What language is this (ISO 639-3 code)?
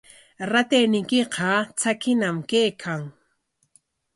qwa